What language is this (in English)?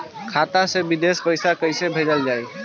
Bhojpuri